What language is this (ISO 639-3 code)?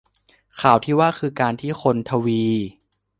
tha